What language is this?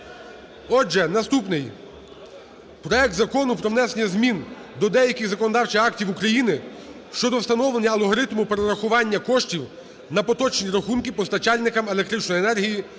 Ukrainian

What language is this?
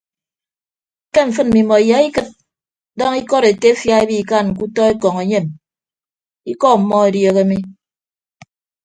Ibibio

